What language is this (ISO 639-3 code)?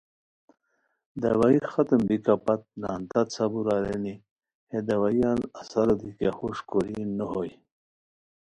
khw